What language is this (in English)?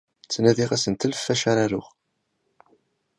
Kabyle